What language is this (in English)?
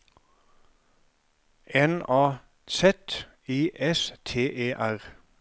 Norwegian